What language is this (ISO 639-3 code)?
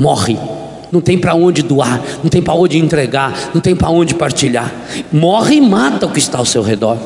por